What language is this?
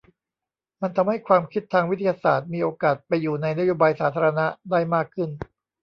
Thai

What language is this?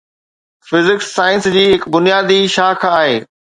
Sindhi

